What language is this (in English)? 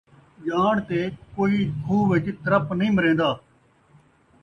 Saraiki